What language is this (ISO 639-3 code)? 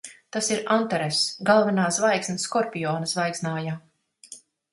lav